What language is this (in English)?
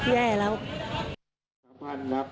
Thai